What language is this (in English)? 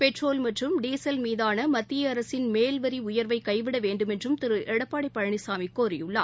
Tamil